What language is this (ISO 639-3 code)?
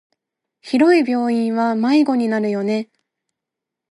jpn